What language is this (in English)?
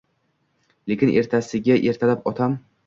Uzbek